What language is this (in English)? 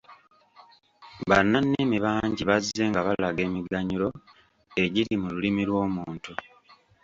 Ganda